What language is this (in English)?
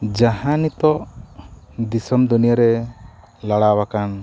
Santali